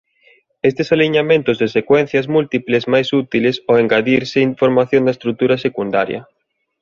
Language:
Galician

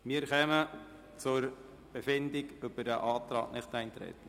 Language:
Swiss German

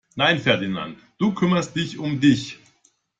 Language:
German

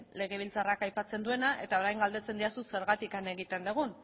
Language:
Basque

